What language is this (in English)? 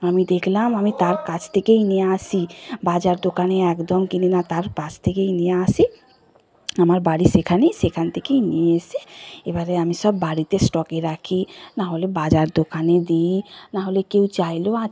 Bangla